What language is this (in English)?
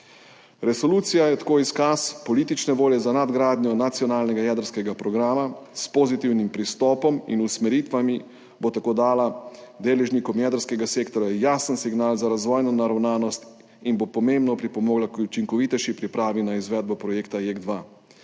Slovenian